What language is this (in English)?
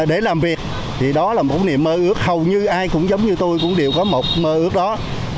Vietnamese